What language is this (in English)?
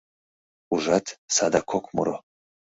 Mari